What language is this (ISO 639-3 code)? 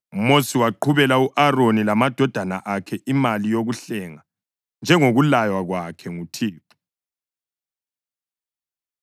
nde